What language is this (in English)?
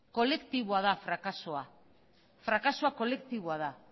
Basque